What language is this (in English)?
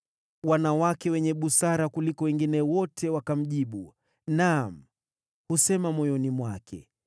Swahili